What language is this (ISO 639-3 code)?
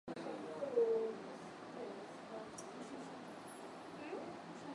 swa